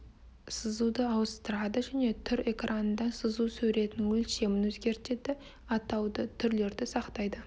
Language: Kazakh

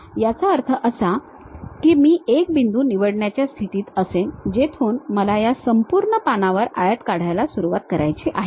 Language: Marathi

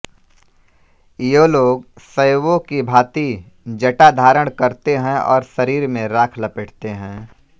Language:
Hindi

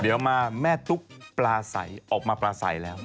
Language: Thai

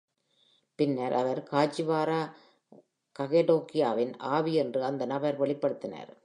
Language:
Tamil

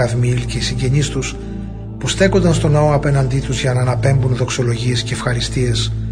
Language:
Greek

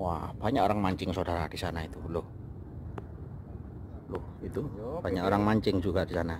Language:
Indonesian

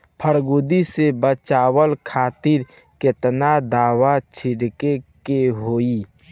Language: Bhojpuri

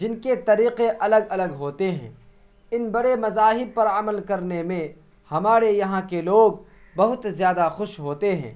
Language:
Urdu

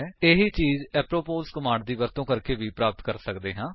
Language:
Punjabi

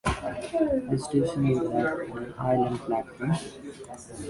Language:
English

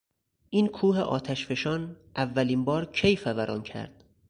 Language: Persian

